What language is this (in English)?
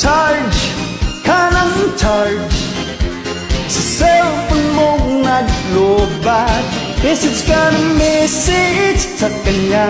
Vietnamese